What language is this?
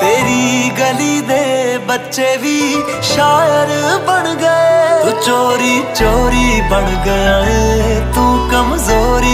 Hindi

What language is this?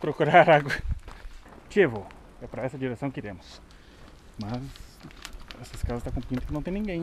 Portuguese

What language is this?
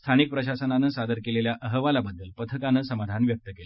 Marathi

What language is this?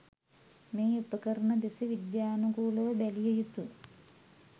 Sinhala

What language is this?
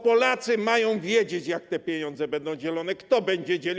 Polish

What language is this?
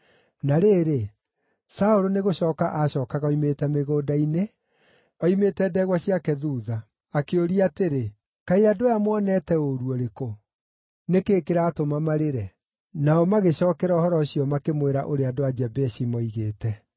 Kikuyu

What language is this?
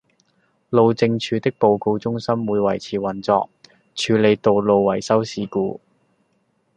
Cantonese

